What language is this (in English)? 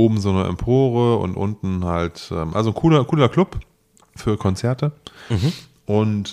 German